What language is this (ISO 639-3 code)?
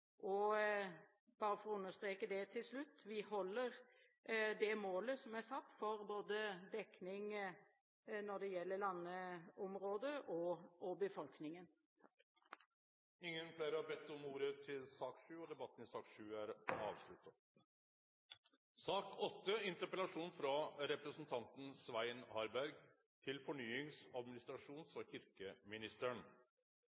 nor